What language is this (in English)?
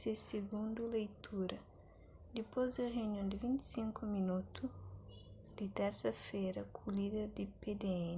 Kabuverdianu